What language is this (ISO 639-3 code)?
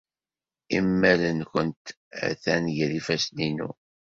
kab